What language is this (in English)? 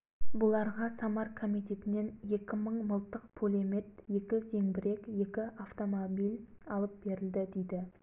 Kazakh